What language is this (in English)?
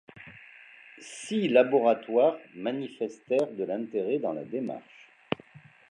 French